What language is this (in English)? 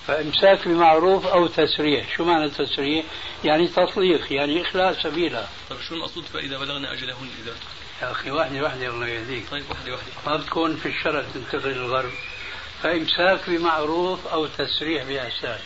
Arabic